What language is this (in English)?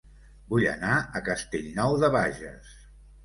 Catalan